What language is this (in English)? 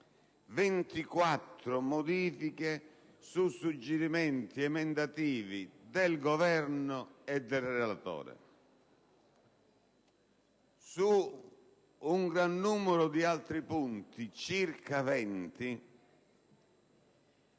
Italian